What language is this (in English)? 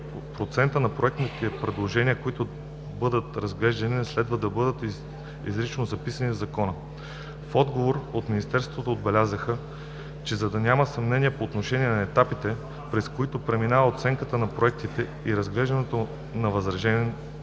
Bulgarian